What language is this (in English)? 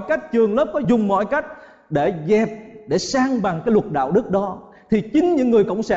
Vietnamese